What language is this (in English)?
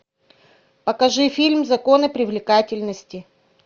Russian